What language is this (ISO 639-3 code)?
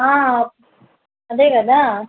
tel